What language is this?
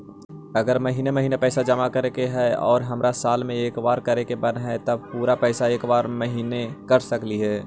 Magahi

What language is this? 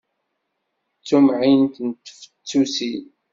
Kabyle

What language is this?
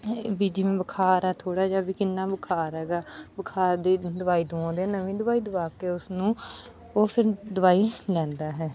Punjabi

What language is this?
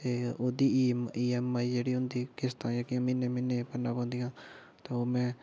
Dogri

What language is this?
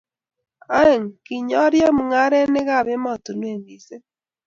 Kalenjin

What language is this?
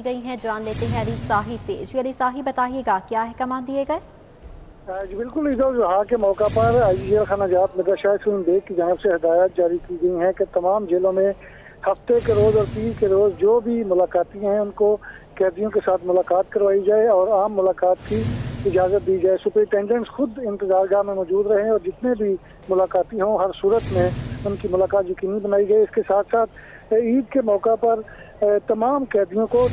Hindi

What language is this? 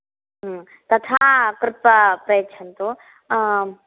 Sanskrit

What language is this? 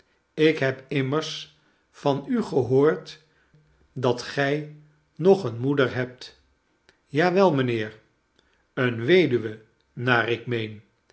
Dutch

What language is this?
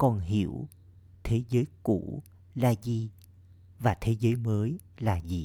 Vietnamese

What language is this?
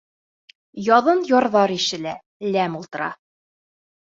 Bashkir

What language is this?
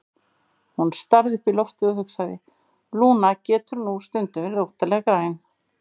Icelandic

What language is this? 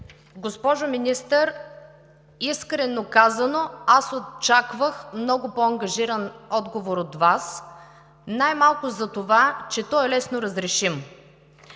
Bulgarian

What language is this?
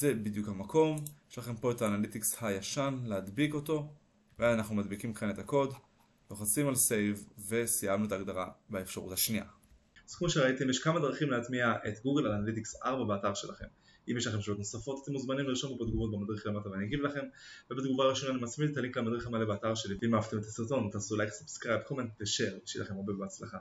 Hebrew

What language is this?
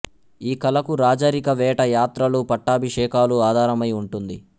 Telugu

